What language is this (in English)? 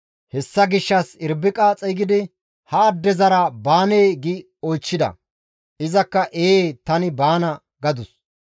Gamo